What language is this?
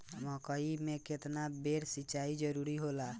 Bhojpuri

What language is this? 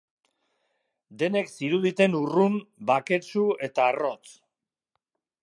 Basque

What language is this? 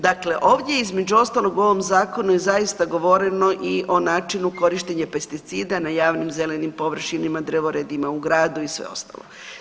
Croatian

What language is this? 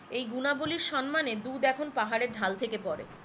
Bangla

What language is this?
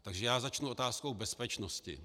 Czech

